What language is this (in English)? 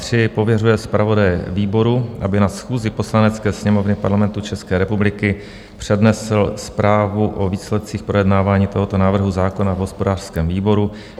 Czech